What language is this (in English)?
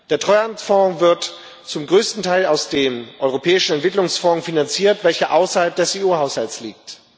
German